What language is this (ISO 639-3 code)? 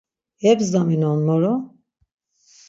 lzz